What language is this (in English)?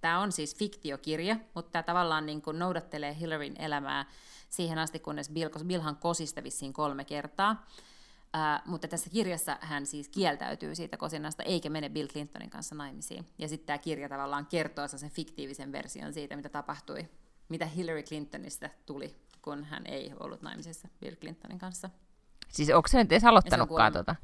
Finnish